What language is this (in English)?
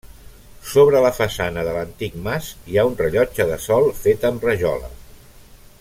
Catalan